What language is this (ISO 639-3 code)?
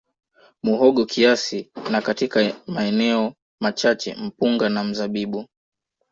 swa